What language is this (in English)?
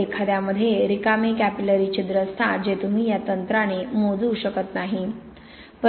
Marathi